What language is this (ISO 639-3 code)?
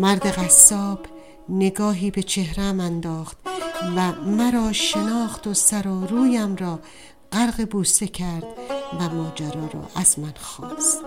fas